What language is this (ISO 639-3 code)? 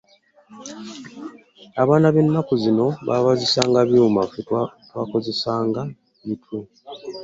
lug